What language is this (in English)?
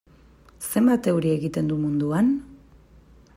Basque